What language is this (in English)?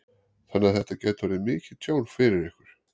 Icelandic